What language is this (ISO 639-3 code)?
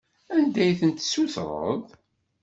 kab